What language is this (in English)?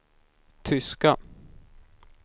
Swedish